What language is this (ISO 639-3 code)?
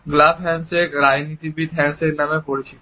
ben